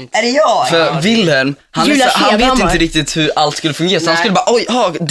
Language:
Swedish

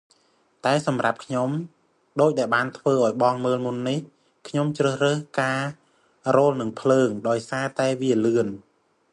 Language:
Khmer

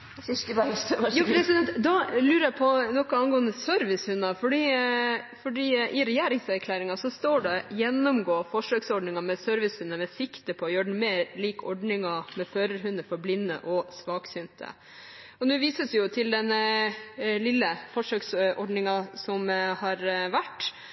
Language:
Norwegian Bokmål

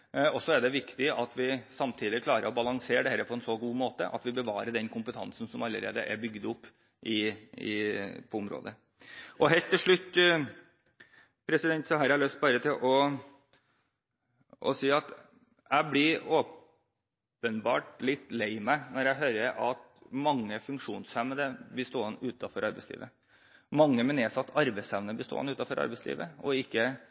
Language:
Norwegian Bokmål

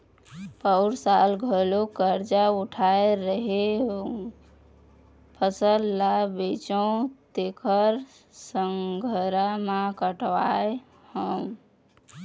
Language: Chhattisgarhi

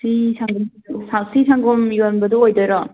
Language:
Manipuri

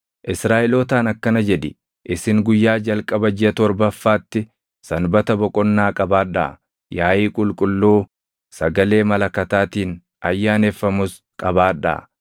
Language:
Oromo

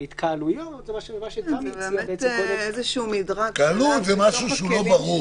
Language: Hebrew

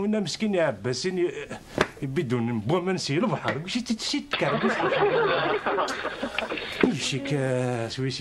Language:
Arabic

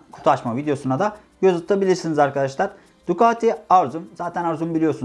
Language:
Turkish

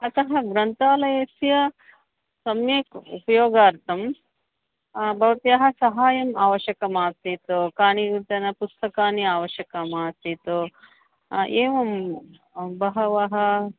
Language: Sanskrit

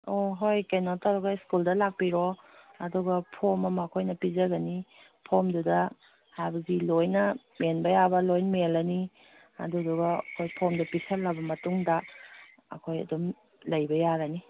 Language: Manipuri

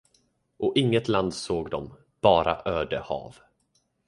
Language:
Swedish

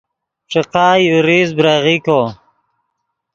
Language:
Yidgha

